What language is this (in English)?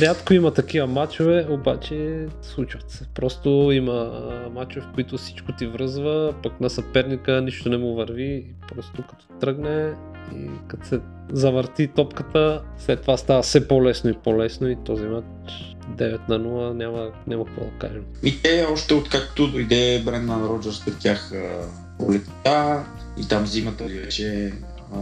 Bulgarian